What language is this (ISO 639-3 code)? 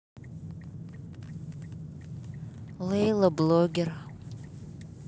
rus